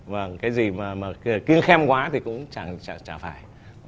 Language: Vietnamese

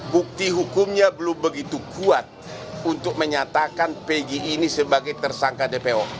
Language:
Indonesian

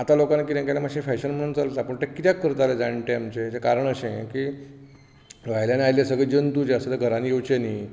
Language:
Konkani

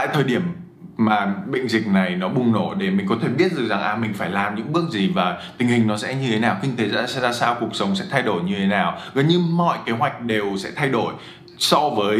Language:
Vietnamese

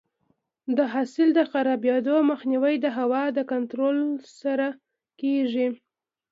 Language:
Pashto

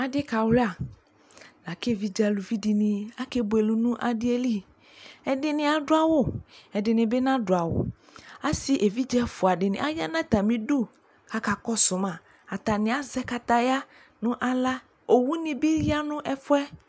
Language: Ikposo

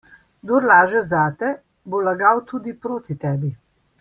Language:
Slovenian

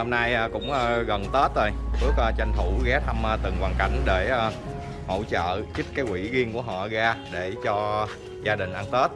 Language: Vietnamese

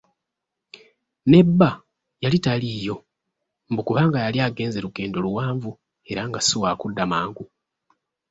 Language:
Ganda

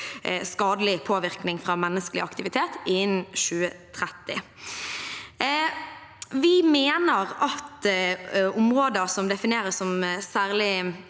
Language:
Norwegian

